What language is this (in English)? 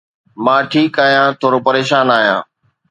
Sindhi